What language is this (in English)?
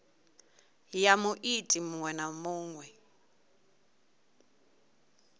Venda